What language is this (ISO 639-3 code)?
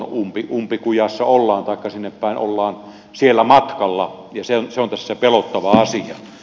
fin